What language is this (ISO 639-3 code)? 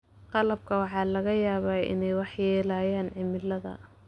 som